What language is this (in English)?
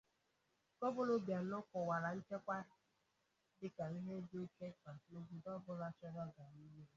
Igbo